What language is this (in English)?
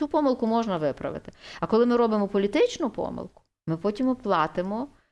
Ukrainian